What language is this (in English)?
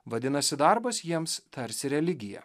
Lithuanian